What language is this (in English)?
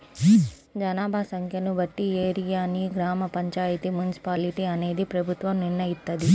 Telugu